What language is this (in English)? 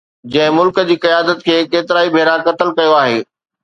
Sindhi